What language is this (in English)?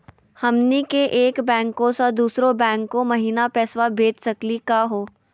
Magahi